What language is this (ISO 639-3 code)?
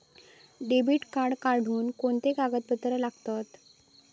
mar